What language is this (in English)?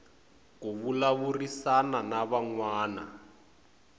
Tsonga